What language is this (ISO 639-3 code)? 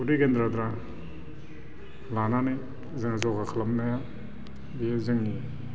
brx